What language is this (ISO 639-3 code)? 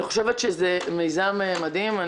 heb